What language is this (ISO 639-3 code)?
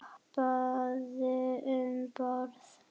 isl